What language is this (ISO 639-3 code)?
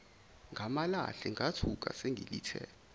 zul